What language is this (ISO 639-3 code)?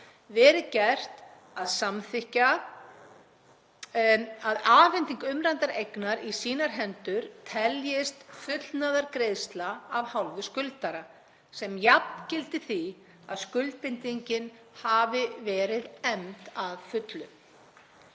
isl